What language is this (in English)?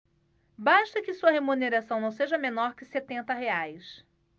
Portuguese